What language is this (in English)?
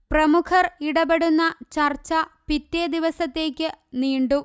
Malayalam